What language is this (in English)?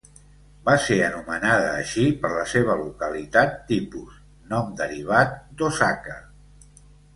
Catalan